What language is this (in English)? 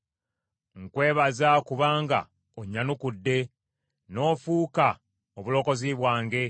Ganda